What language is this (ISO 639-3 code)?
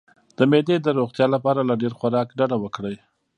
pus